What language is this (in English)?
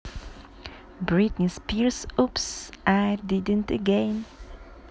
Russian